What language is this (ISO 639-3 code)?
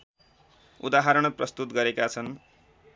nep